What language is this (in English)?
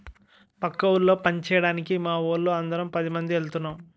Telugu